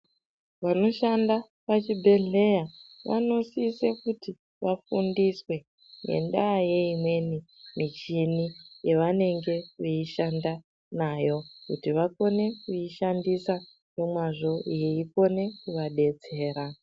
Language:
Ndau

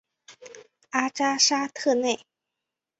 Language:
Chinese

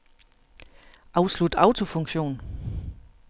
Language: Danish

